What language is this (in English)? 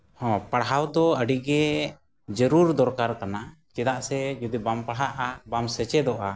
Santali